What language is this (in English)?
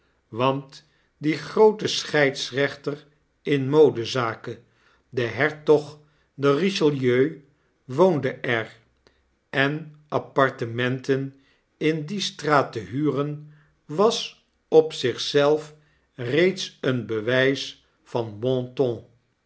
Dutch